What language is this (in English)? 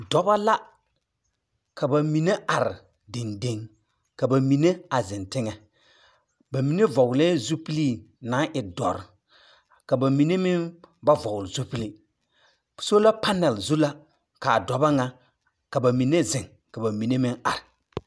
Southern Dagaare